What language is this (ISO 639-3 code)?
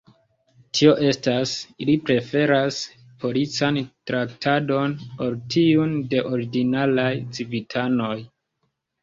epo